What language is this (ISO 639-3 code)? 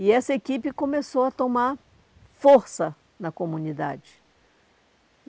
por